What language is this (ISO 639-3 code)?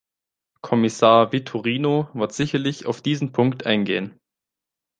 deu